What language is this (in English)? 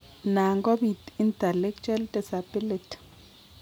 Kalenjin